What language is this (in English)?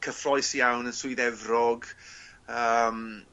Welsh